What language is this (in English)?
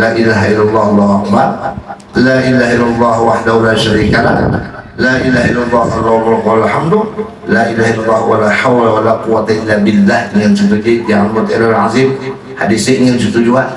Indonesian